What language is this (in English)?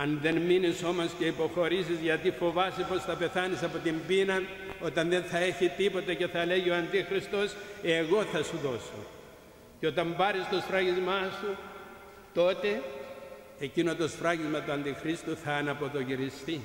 Greek